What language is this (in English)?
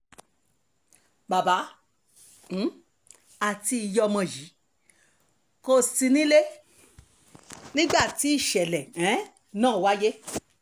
Yoruba